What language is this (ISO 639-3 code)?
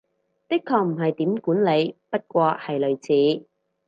yue